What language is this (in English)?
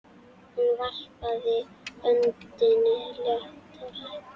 Icelandic